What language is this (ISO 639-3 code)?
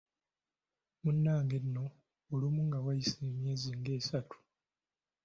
lug